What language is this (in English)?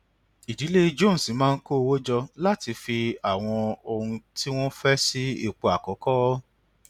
Yoruba